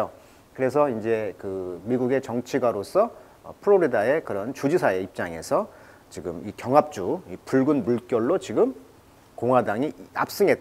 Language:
Korean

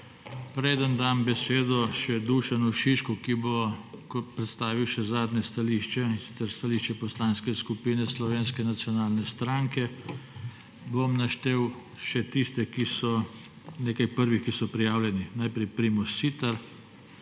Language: Slovenian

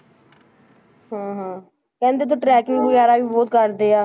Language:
Punjabi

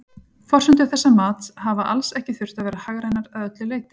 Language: Icelandic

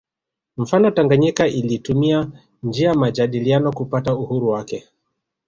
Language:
Swahili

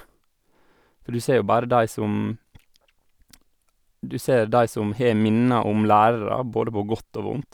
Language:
Norwegian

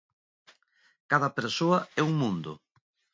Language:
Galician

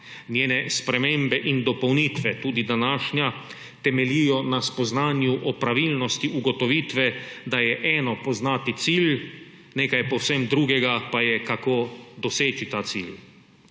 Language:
Slovenian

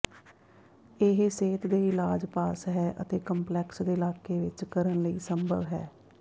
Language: Punjabi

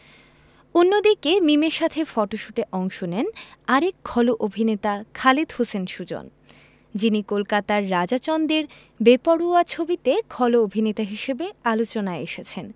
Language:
Bangla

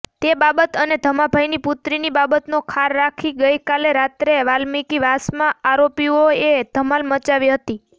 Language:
Gujarati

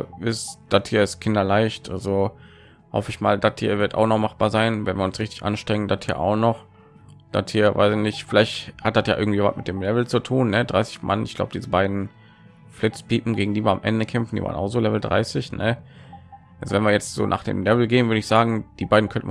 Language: German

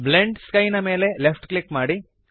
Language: Kannada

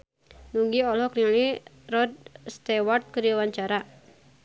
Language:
Sundanese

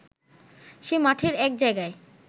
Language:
Bangla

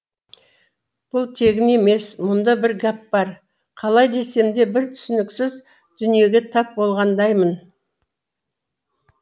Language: Kazakh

